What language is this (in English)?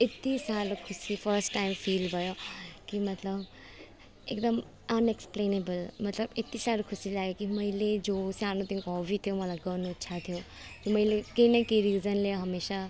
Nepali